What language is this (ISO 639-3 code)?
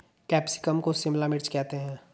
hin